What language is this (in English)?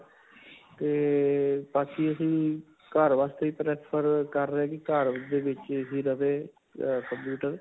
Punjabi